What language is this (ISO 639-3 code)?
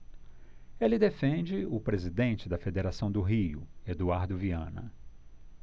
por